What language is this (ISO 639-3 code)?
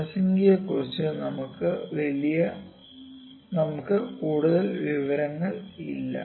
mal